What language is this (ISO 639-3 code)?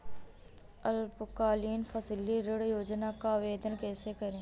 hin